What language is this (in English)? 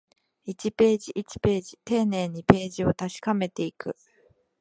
Japanese